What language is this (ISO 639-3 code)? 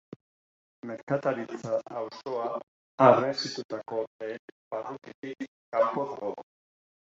eus